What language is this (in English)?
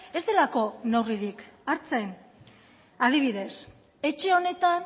Basque